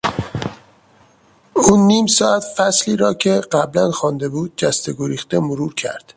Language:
Persian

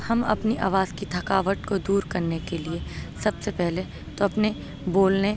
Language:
Urdu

